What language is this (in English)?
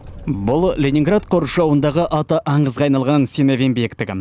Kazakh